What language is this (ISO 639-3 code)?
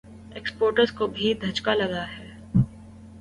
urd